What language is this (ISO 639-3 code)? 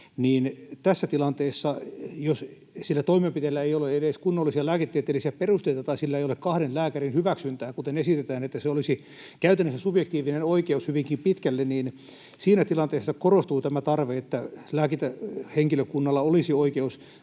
fin